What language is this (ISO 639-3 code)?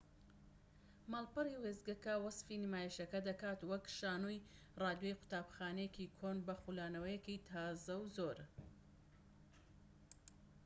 ckb